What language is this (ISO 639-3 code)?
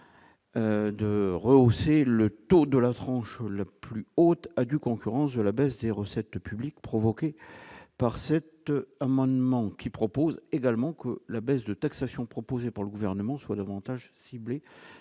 fra